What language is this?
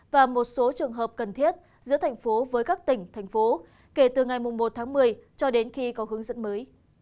Vietnamese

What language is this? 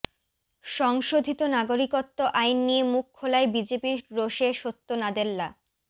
Bangla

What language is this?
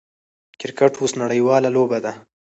Pashto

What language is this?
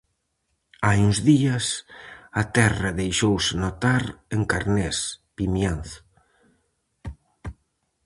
Galician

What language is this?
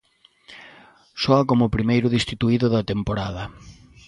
Galician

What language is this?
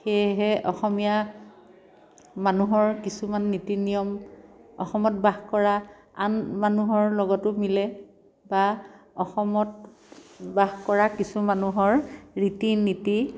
Assamese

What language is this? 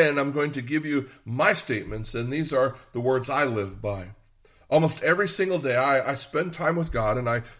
English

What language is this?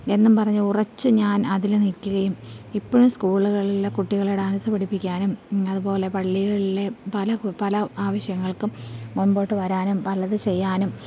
Malayalam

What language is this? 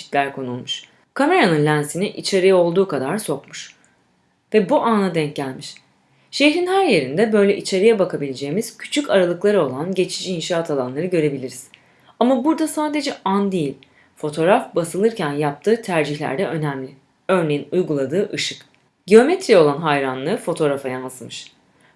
Turkish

